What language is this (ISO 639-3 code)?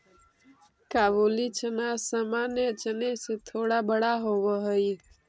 mag